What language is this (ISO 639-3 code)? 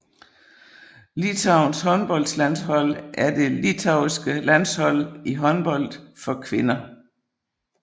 dan